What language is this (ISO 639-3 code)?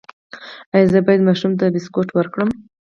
pus